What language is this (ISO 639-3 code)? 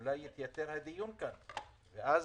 heb